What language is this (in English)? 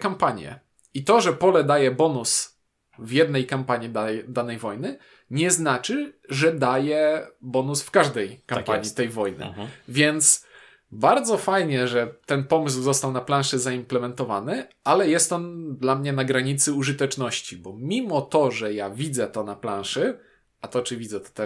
Polish